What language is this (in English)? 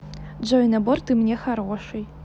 Russian